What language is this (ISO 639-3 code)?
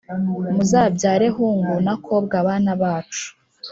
kin